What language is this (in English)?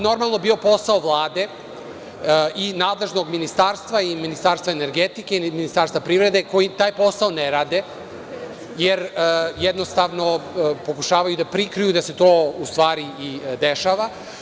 Serbian